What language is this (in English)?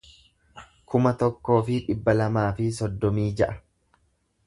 Oromo